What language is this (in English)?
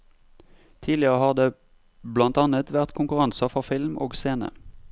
Norwegian